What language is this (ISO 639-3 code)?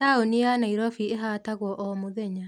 kik